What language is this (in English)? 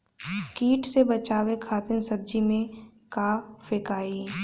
Bhojpuri